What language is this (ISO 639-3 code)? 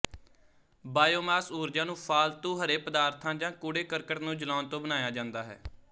pan